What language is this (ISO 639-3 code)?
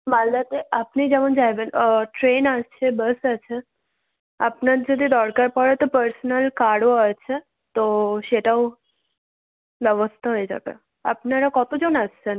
ben